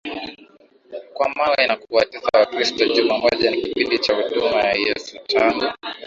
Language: Swahili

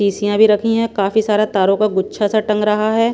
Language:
Hindi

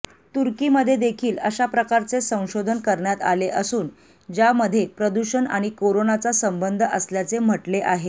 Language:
Marathi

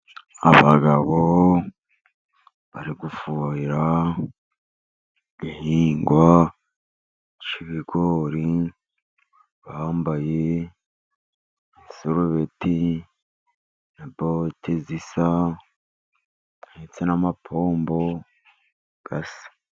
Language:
Kinyarwanda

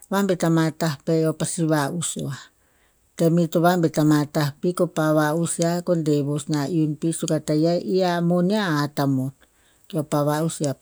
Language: Tinputz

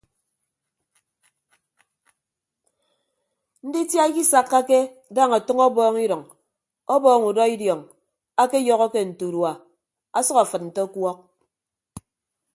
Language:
Ibibio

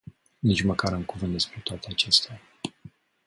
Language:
Romanian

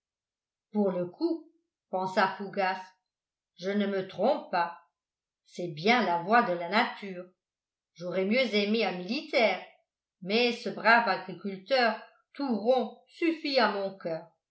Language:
French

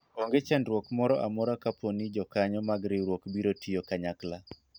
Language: Luo (Kenya and Tanzania)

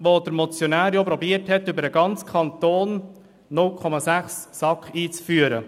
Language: Swiss German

